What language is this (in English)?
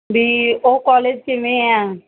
Punjabi